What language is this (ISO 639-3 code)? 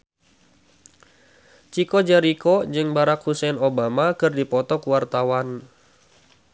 sun